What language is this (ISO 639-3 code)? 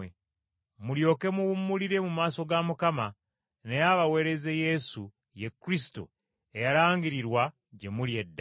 lug